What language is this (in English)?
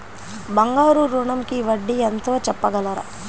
Telugu